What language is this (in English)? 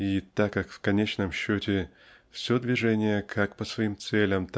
Russian